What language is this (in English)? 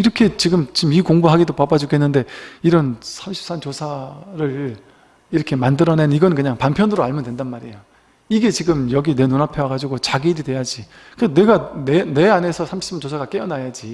Korean